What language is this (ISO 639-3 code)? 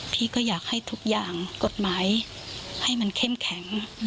tha